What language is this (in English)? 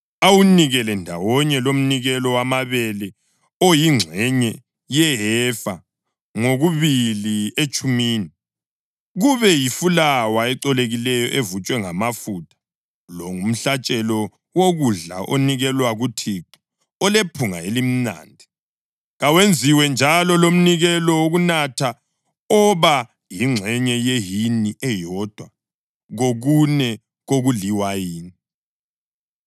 North Ndebele